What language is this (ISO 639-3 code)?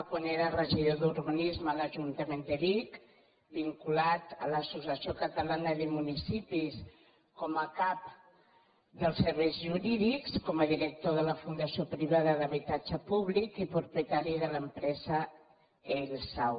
cat